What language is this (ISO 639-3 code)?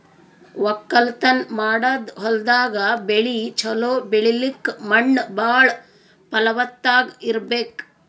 kan